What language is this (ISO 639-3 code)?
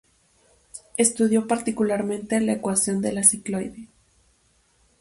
spa